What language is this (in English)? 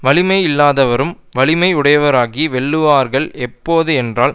Tamil